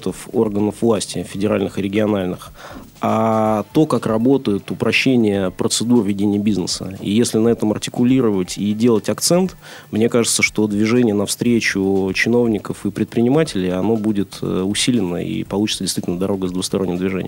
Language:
Russian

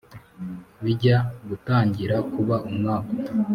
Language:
Kinyarwanda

